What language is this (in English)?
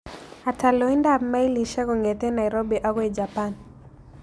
Kalenjin